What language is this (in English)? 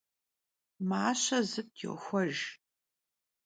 Kabardian